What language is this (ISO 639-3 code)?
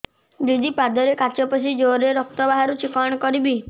ori